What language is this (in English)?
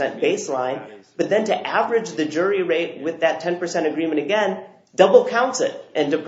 English